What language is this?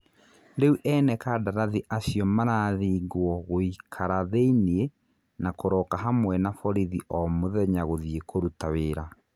Kikuyu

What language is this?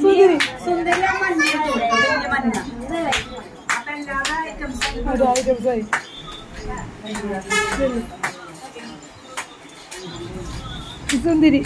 Malayalam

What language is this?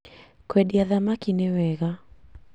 Kikuyu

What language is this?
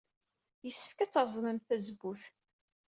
Kabyle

